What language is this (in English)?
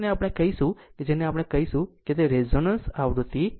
Gujarati